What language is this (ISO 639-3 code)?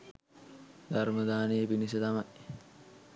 sin